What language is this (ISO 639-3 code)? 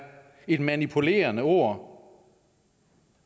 dan